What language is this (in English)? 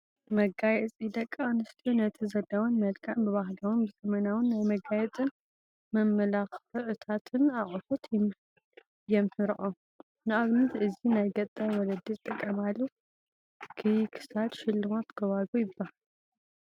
Tigrinya